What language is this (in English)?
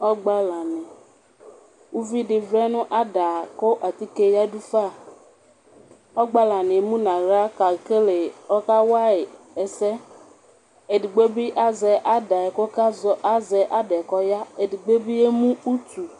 Ikposo